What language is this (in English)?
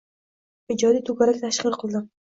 Uzbek